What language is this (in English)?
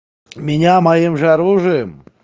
Russian